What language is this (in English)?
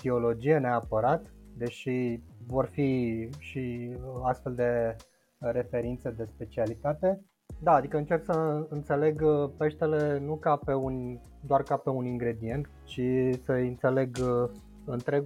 Romanian